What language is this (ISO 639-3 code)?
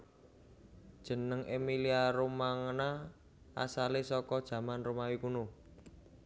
jav